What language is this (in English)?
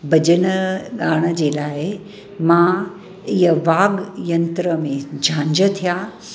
Sindhi